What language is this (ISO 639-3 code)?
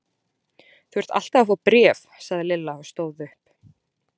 isl